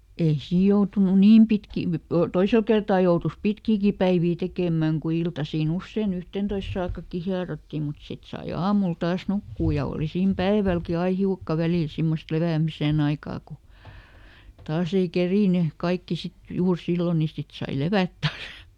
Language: Finnish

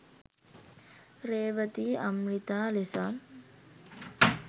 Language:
Sinhala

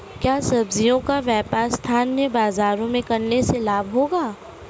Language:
Hindi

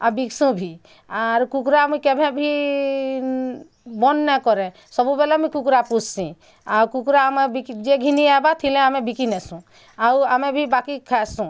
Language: Odia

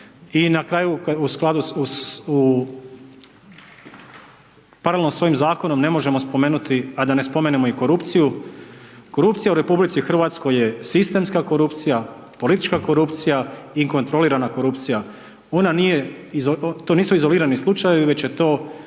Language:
Croatian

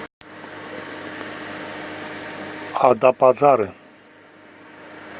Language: Russian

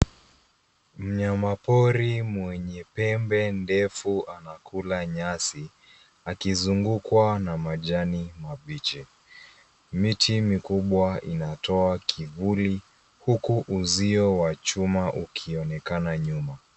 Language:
Swahili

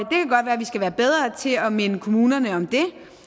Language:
Danish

